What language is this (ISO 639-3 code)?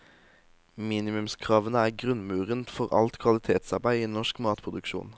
nor